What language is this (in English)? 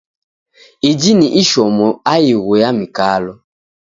Taita